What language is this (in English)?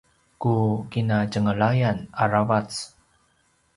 Paiwan